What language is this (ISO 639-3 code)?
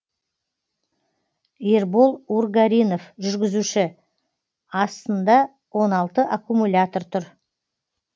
kaz